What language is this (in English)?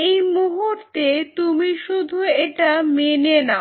Bangla